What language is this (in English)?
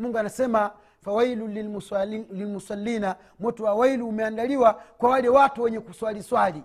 Swahili